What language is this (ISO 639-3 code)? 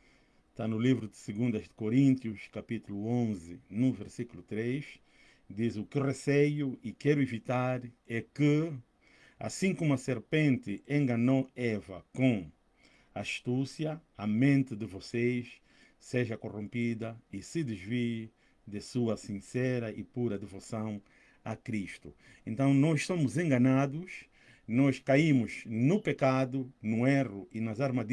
por